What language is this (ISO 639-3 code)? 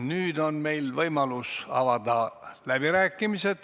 est